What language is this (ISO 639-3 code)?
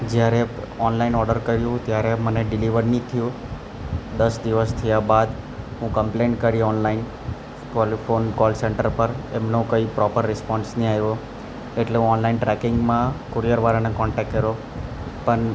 guj